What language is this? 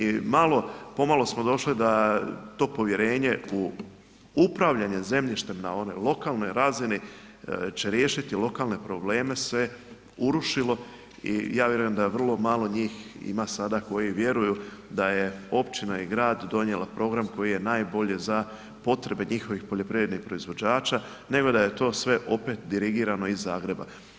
Croatian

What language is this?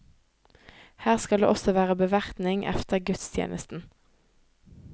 Norwegian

